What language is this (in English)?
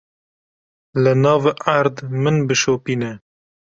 Kurdish